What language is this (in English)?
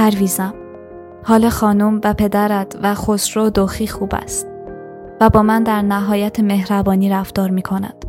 Persian